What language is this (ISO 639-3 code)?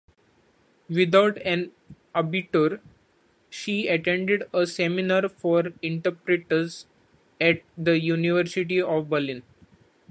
eng